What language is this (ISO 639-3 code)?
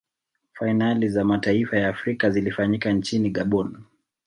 swa